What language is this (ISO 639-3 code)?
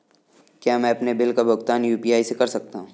hin